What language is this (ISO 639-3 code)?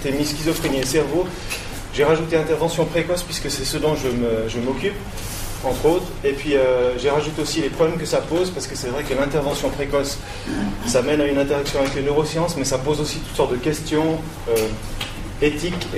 fra